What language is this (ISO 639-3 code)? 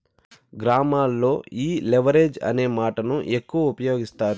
tel